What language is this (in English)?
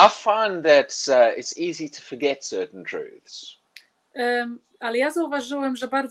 Polish